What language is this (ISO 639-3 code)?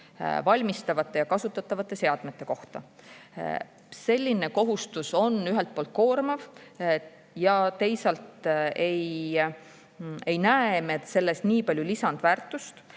est